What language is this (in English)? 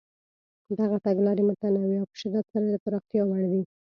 Pashto